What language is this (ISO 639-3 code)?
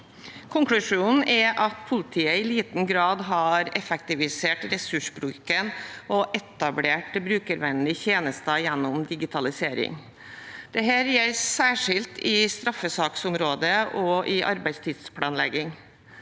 nor